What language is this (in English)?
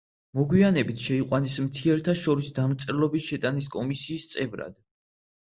Georgian